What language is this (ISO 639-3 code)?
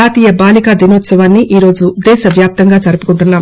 tel